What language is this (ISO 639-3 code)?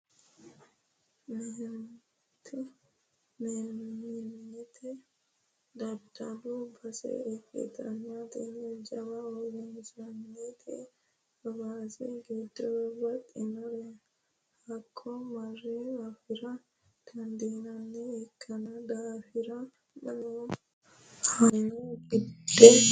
sid